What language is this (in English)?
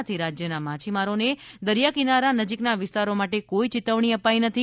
Gujarati